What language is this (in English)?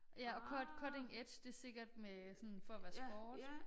Danish